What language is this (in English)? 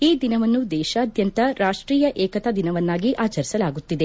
Kannada